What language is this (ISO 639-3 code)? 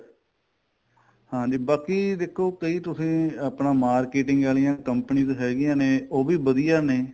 pan